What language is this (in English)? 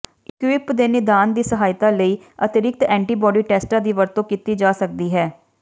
Punjabi